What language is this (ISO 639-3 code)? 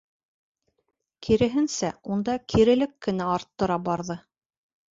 bak